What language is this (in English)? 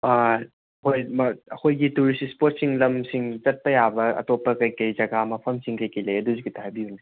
Manipuri